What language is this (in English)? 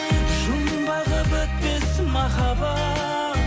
Kazakh